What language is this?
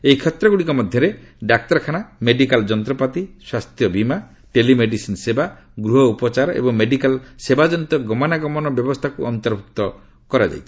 Odia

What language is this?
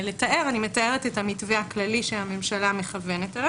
Hebrew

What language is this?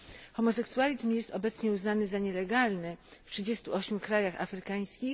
Polish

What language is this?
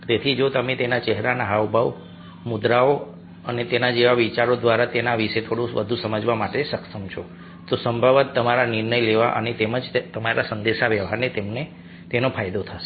Gujarati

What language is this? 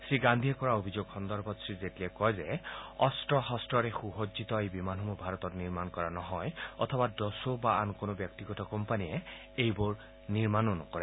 Assamese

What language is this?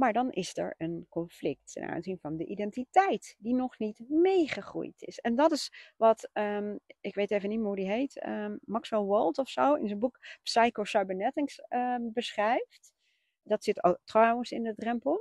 Dutch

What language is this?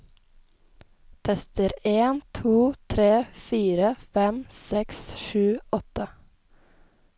Norwegian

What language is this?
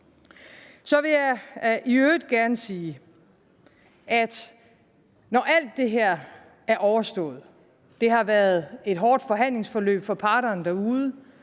Danish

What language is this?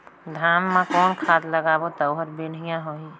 Chhattisgarhi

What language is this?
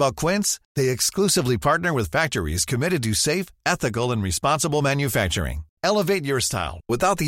Swedish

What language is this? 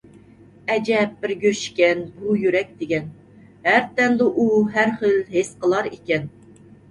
Uyghur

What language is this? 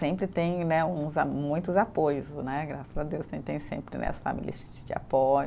Portuguese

